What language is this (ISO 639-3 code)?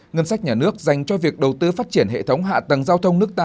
vie